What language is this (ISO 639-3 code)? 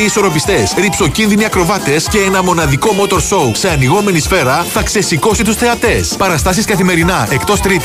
ell